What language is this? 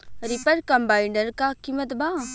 Bhojpuri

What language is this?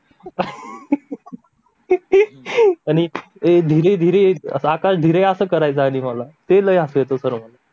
Marathi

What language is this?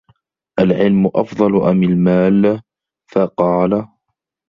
Arabic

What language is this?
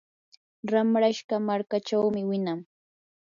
Yanahuanca Pasco Quechua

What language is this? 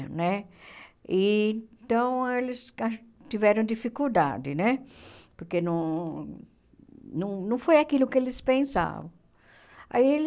Portuguese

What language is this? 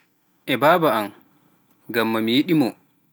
Pular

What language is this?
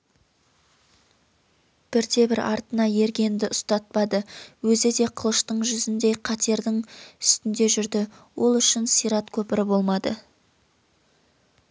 Kazakh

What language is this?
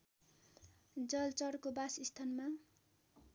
Nepali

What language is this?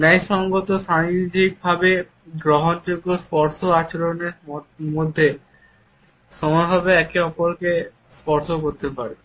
Bangla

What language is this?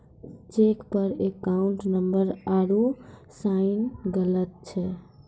Maithili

